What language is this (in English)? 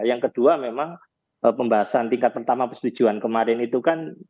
Indonesian